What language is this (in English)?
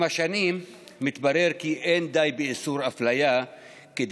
Hebrew